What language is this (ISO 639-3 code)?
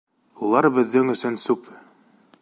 bak